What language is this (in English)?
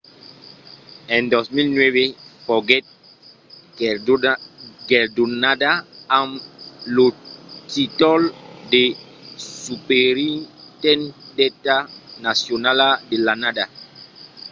Occitan